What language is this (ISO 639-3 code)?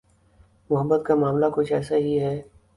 urd